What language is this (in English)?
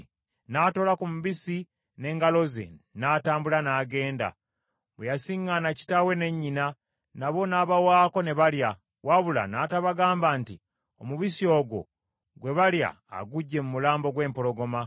Ganda